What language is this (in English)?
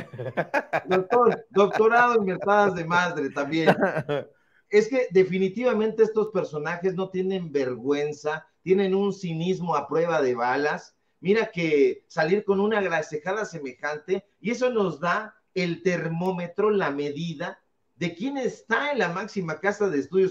Spanish